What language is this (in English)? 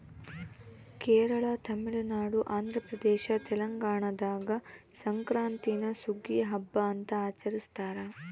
Kannada